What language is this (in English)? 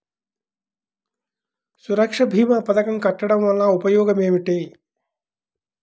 Telugu